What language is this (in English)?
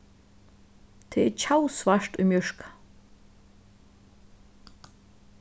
Faroese